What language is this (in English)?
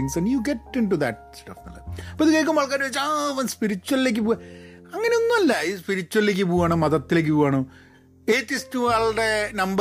Malayalam